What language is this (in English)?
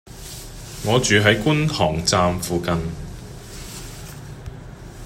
Cantonese